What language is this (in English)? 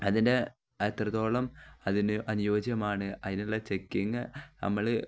Malayalam